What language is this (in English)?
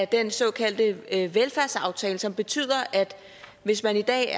Danish